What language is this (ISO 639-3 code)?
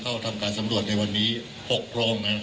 tha